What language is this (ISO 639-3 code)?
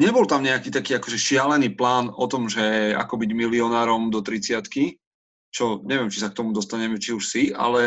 slk